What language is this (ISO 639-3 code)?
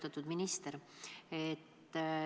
est